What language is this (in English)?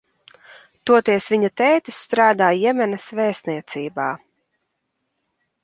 Latvian